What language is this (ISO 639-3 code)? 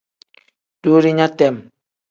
kdh